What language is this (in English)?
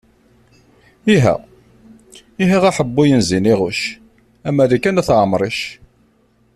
Kabyle